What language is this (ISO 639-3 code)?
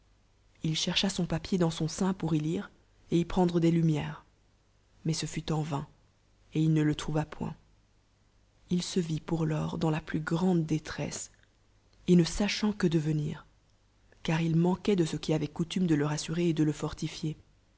fra